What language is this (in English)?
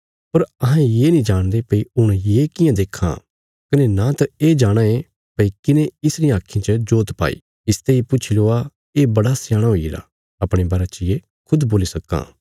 Bilaspuri